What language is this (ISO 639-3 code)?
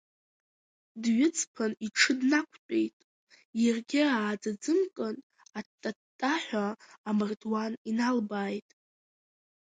abk